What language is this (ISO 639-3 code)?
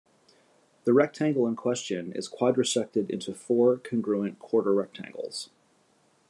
eng